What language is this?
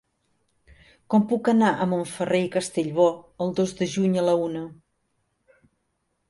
Catalan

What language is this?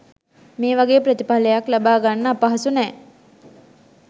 Sinhala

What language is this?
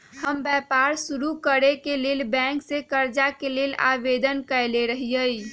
Magahi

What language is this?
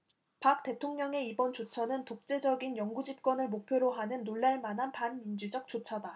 Korean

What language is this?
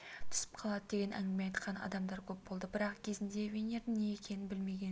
Kazakh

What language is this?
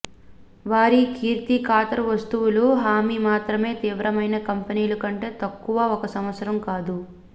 Telugu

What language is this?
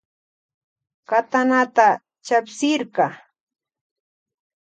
Loja Highland Quichua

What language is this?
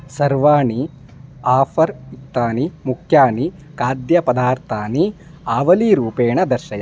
Sanskrit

